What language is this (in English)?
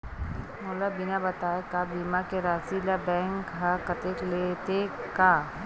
Chhattisgarhi